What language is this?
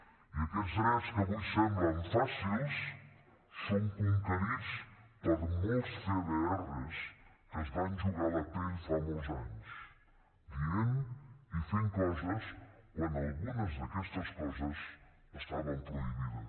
Catalan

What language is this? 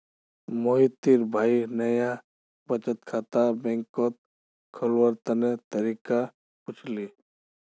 Magahi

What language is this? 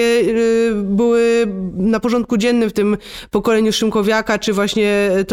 Polish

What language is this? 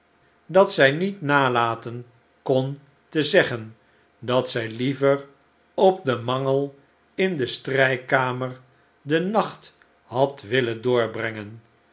Dutch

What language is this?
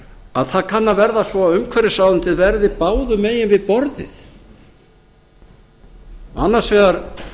Icelandic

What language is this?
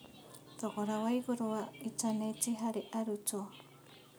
Kikuyu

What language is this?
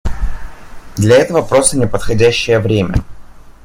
Russian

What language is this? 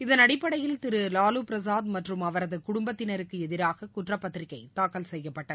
Tamil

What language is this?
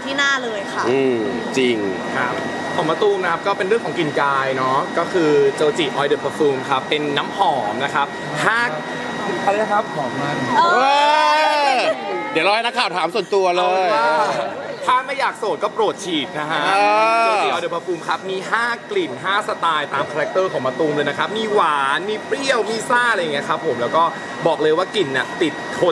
Thai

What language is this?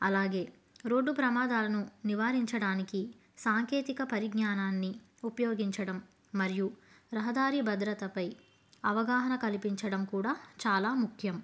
Telugu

